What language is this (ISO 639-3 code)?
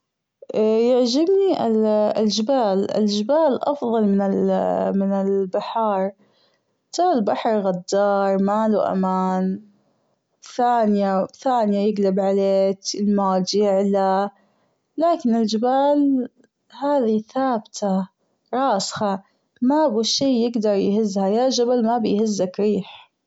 afb